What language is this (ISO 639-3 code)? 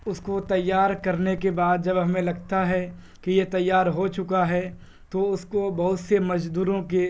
urd